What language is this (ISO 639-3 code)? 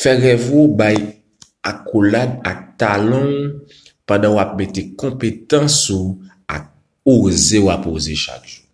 fil